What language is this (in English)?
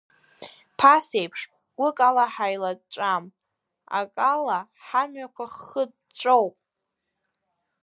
Abkhazian